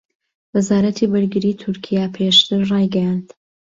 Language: Central Kurdish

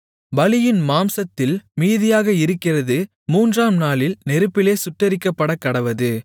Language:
Tamil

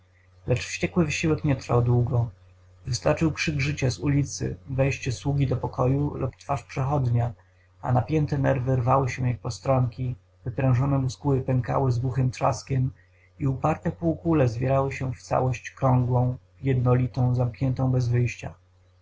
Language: Polish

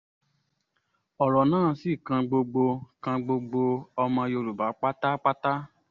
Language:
Yoruba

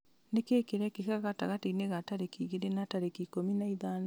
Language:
Kikuyu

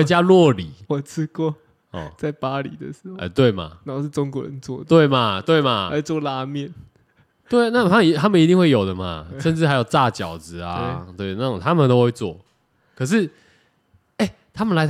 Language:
Chinese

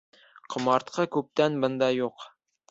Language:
Bashkir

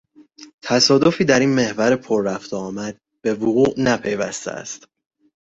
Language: Persian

